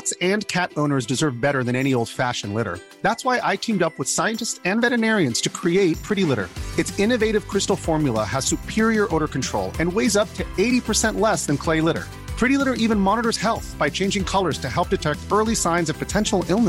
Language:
Filipino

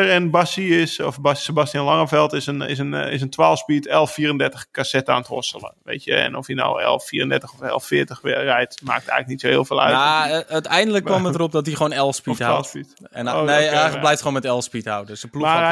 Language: Dutch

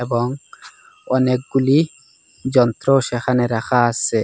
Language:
Bangla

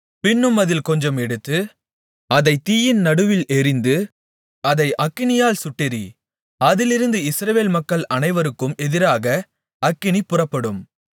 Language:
Tamil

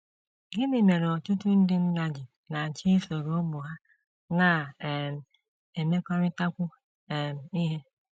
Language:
Igbo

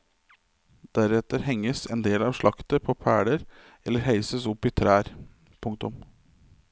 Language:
Norwegian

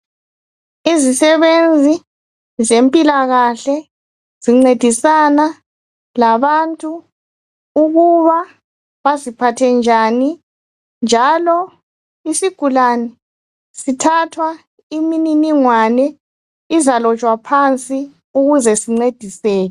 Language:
North Ndebele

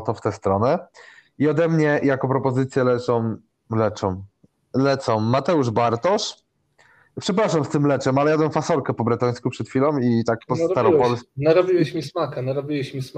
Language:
Polish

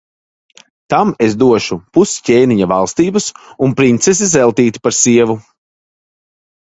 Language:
Latvian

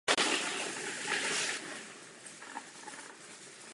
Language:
Czech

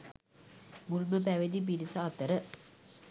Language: Sinhala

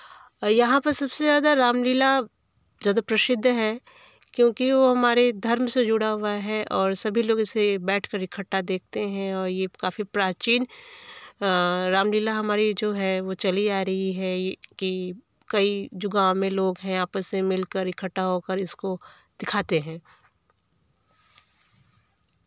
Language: Hindi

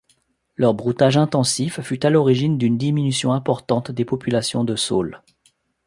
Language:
French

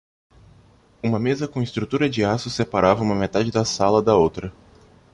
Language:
Portuguese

